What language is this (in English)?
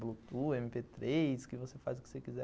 Portuguese